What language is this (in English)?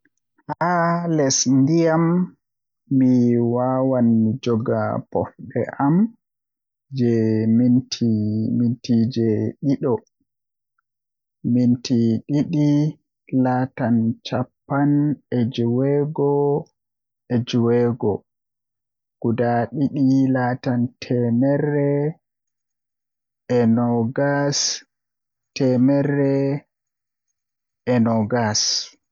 Western Niger Fulfulde